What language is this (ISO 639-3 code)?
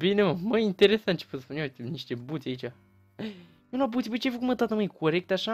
ron